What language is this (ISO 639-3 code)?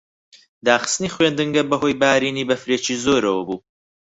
ckb